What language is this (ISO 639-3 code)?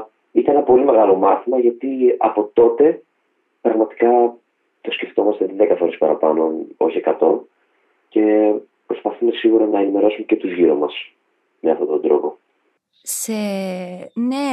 ell